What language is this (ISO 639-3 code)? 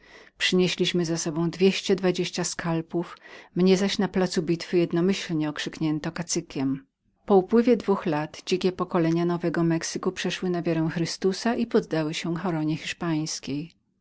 pol